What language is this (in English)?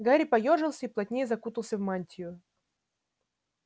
Russian